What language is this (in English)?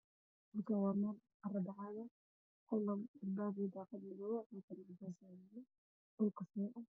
Somali